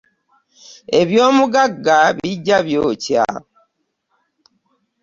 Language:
Ganda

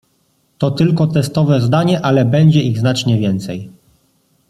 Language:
Polish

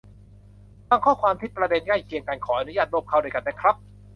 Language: Thai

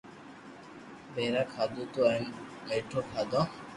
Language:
Loarki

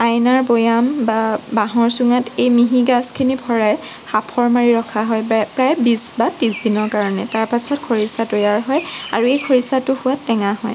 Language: Assamese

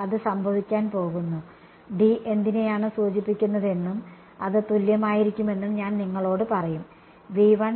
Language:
Malayalam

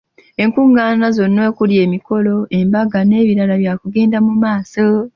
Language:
Ganda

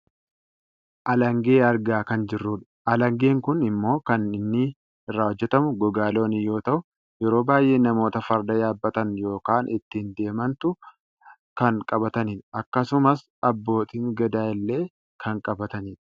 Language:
Oromo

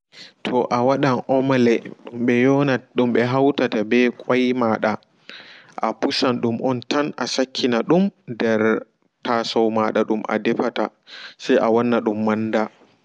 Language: Fula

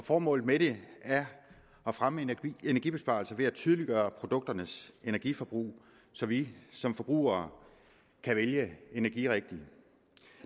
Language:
Danish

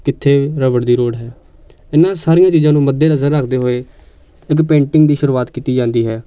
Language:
Punjabi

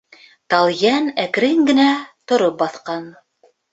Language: Bashkir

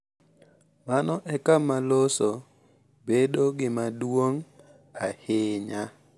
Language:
Luo (Kenya and Tanzania)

